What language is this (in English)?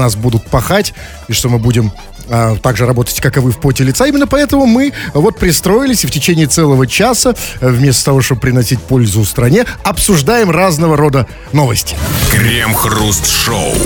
Russian